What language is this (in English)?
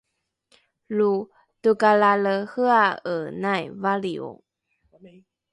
Rukai